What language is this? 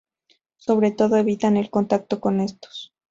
Spanish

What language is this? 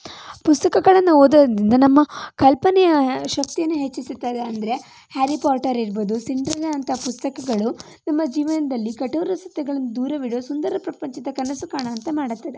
Kannada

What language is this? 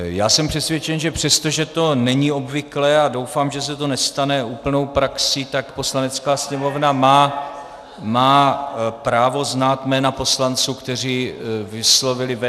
Czech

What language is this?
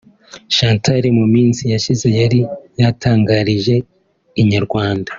Kinyarwanda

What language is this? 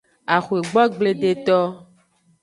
Aja (Benin)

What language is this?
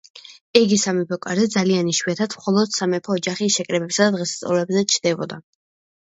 Georgian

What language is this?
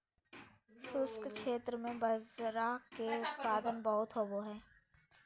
Magahi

